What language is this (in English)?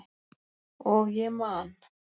Icelandic